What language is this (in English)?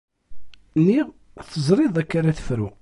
Kabyle